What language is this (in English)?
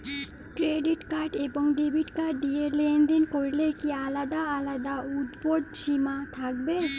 Bangla